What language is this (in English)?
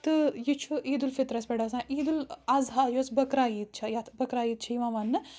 Kashmiri